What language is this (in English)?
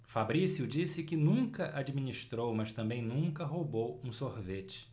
Portuguese